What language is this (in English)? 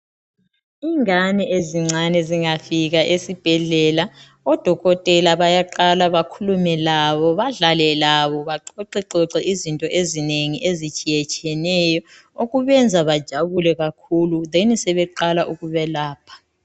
North Ndebele